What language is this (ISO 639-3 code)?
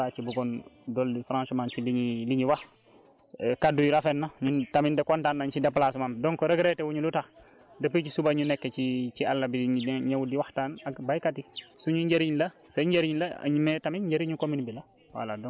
wol